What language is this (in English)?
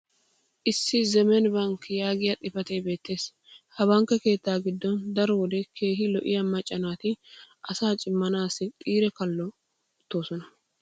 Wolaytta